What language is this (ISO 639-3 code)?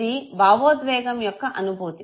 tel